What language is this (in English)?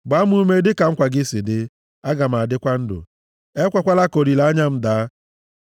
Igbo